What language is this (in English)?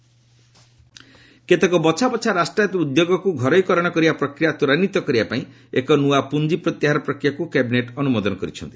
Odia